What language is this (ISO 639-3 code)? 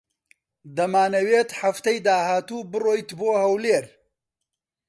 ckb